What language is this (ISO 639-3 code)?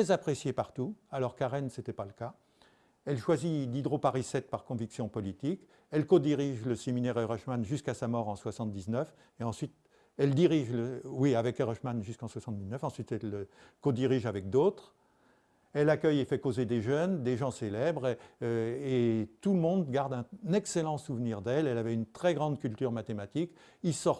fra